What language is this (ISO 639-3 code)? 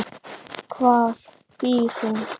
isl